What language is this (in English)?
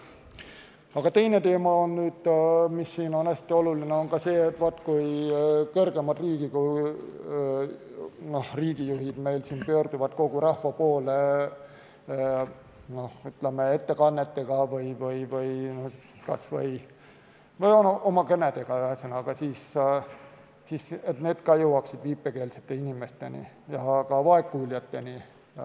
Estonian